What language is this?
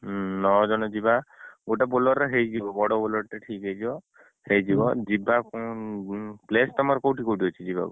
Odia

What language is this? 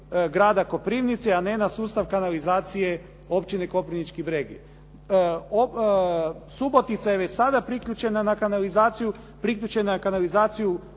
Croatian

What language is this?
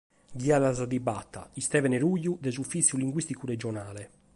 Sardinian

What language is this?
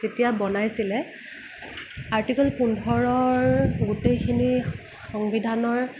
Assamese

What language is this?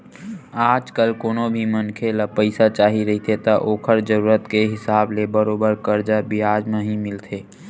Chhattisgarhi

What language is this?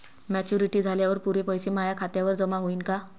Marathi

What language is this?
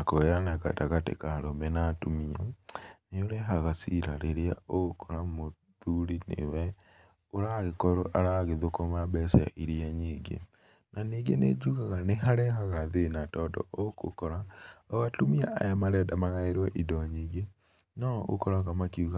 Kikuyu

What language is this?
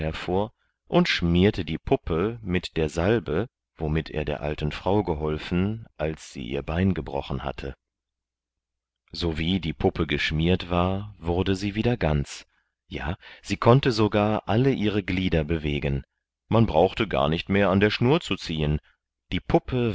German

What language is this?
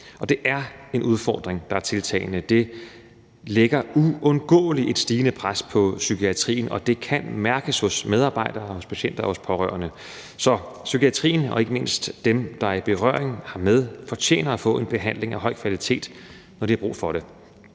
Danish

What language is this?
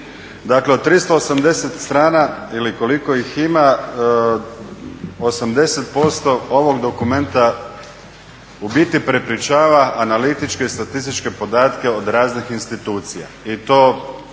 Croatian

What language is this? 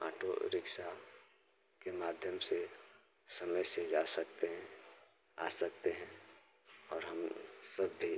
Hindi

